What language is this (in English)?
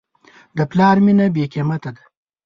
Pashto